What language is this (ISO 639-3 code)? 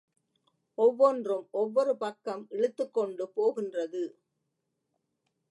tam